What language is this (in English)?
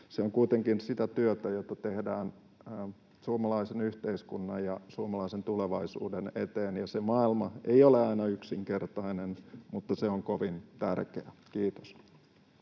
Finnish